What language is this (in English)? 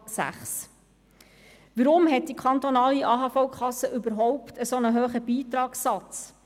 Swiss German